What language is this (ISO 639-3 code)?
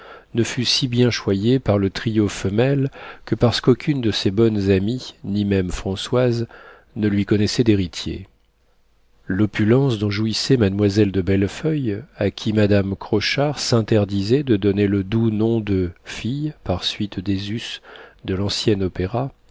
fra